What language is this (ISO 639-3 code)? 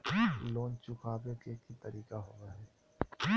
mag